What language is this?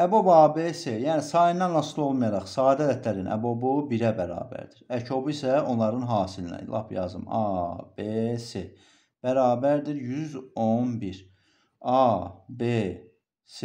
Turkish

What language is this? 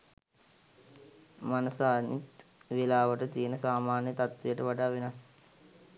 Sinhala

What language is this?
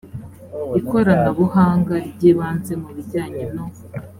Kinyarwanda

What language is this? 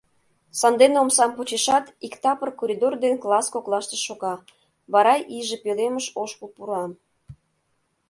Mari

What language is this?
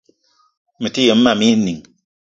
Eton (Cameroon)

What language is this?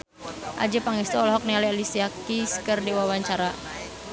Sundanese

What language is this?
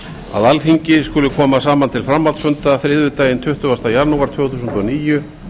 Icelandic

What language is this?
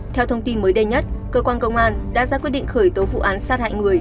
Vietnamese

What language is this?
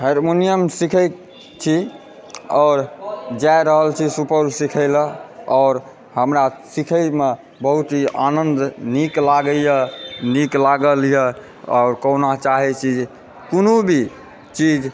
Maithili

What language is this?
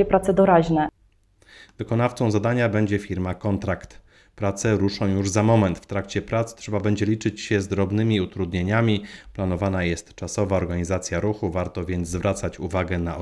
Polish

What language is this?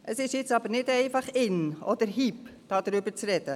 Swiss German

